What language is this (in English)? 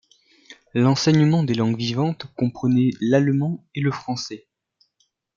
French